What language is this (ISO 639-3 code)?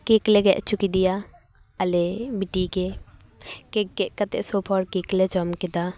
sat